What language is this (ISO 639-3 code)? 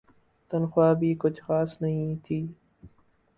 urd